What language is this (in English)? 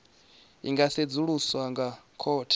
Venda